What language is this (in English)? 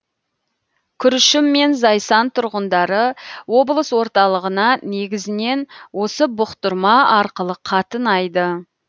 Kazakh